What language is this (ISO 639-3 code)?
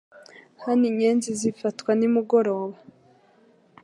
kin